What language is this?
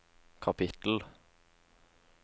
Norwegian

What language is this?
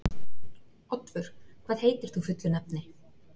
Icelandic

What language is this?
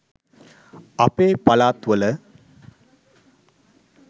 Sinhala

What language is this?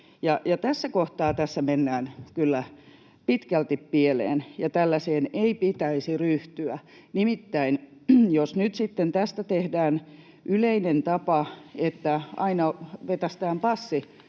Finnish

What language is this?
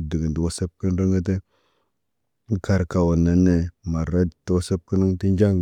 Naba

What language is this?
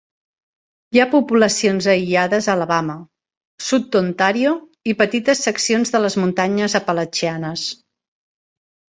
Catalan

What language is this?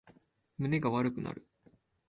Japanese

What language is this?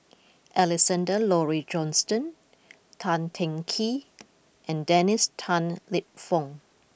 English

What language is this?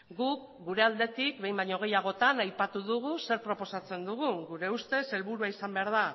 Basque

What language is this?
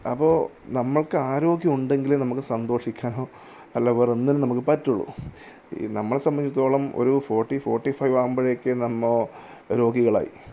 Malayalam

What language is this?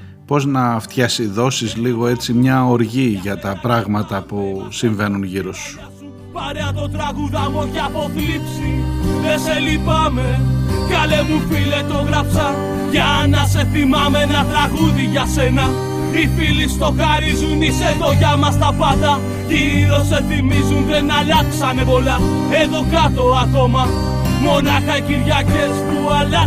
Greek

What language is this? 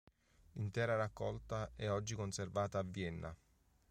Italian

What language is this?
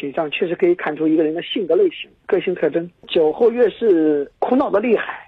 Chinese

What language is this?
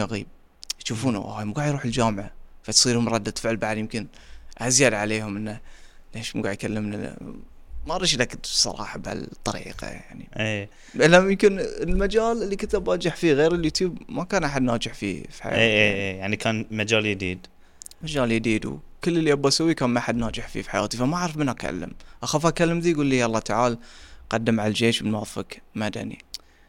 Arabic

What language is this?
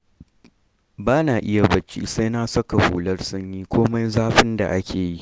Hausa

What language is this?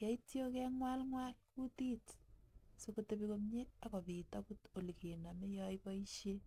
Kalenjin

